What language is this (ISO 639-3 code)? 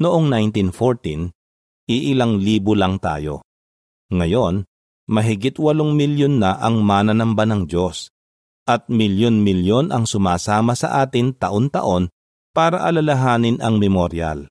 fil